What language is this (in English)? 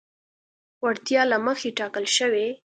Pashto